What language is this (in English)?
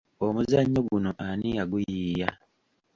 Ganda